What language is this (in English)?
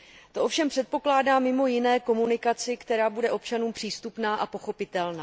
Czech